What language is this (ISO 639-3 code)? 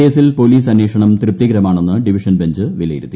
mal